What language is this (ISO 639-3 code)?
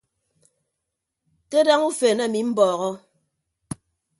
ibb